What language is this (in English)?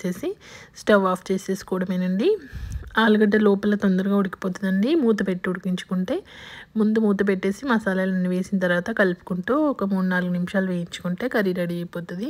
Arabic